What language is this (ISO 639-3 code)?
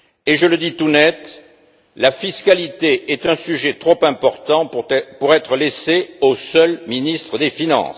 fra